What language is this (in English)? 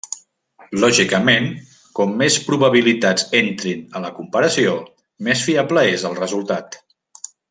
Catalan